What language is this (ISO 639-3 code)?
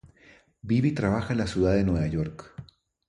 spa